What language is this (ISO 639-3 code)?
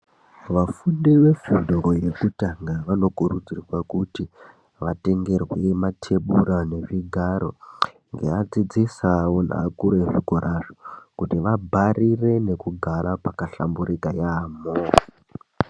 ndc